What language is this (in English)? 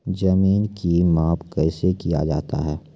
Maithili